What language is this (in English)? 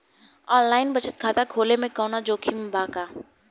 Bhojpuri